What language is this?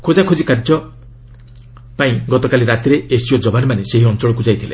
Odia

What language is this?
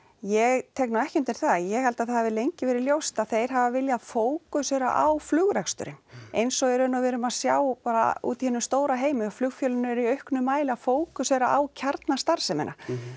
Icelandic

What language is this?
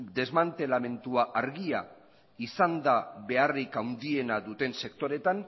Basque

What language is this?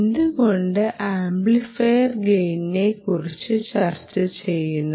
Malayalam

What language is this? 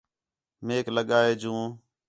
Khetrani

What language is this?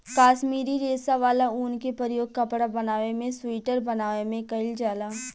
Bhojpuri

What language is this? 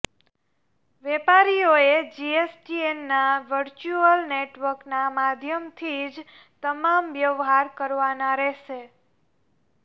Gujarati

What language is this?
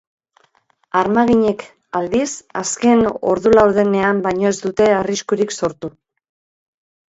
Basque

